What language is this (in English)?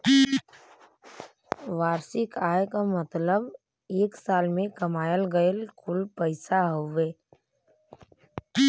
Bhojpuri